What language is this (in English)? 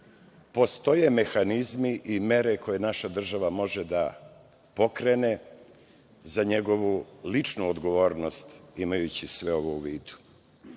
Serbian